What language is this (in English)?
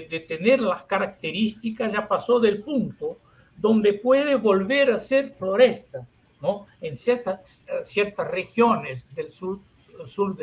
Spanish